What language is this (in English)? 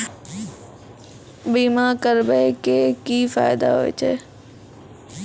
Maithili